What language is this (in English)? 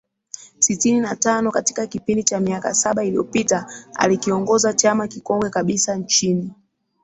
Swahili